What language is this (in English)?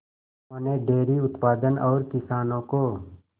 Hindi